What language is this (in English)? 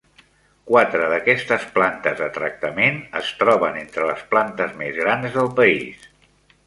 Catalan